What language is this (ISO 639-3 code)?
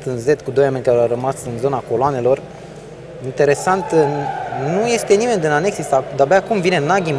ron